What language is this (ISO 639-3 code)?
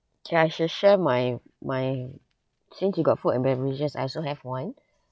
eng